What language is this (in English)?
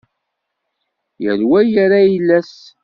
Kabyle